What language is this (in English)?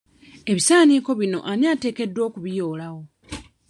Ganda